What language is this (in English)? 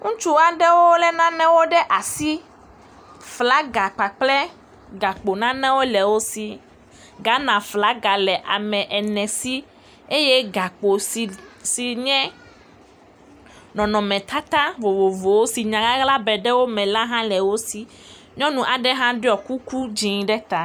Ewe